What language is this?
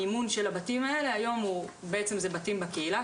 Hebrew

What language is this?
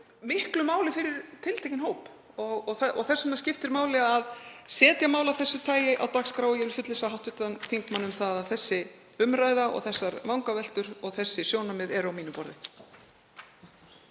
Icelandic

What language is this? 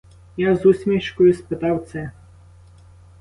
Ukrainian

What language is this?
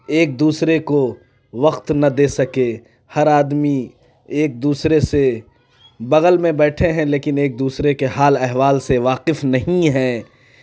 Urdu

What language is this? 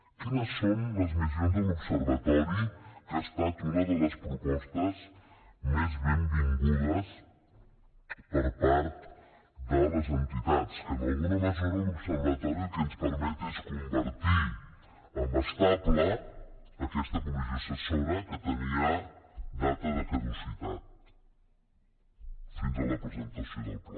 Catalan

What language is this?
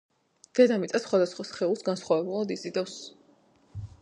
Georgian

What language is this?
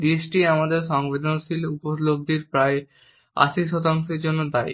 Bangla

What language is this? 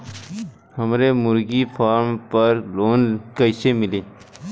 Bhojpuri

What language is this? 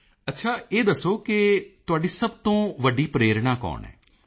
Punjabi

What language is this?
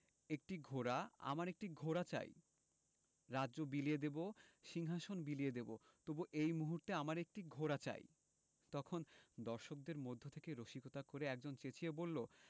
Bangla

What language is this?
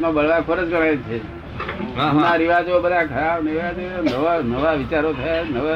Gujarati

